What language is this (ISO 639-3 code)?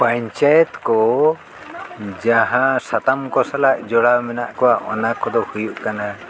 sat